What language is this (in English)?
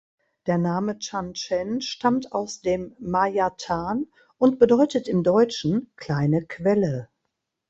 German